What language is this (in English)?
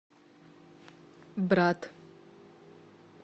Russian